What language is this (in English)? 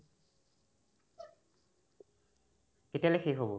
Assamese